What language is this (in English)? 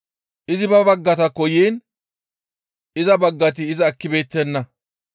Gamo